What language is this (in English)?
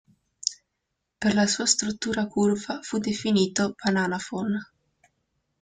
Italian